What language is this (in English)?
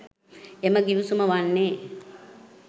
Sinhala